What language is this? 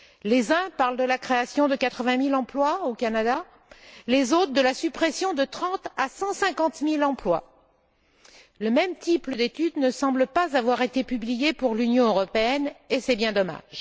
French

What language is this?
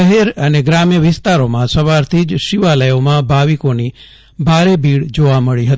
Gujarati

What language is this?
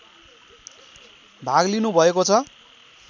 Nepali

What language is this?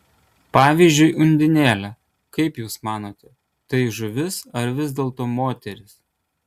Lithuanian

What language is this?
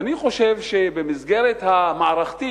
Hebrew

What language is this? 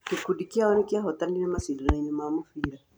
Kikuyu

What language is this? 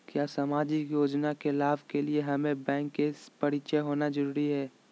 Magahi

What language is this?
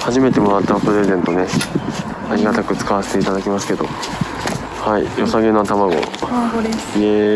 Japanese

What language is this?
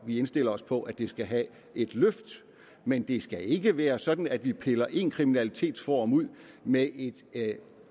Danish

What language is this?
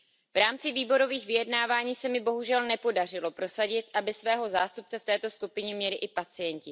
Czech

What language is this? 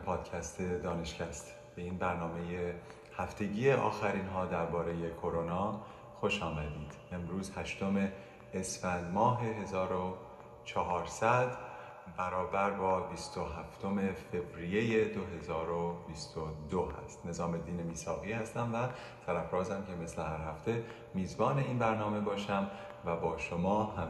Persian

